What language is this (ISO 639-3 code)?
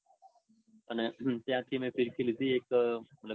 guj